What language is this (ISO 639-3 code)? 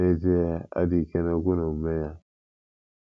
ibo